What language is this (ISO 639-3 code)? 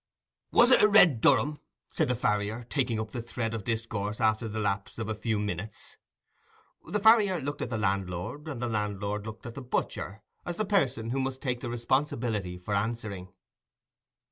eng